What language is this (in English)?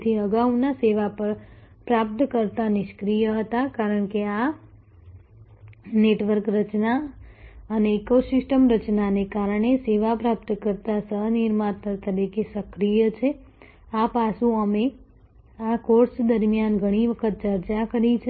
Gujarati